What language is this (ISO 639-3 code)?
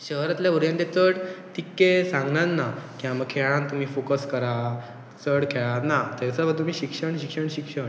kok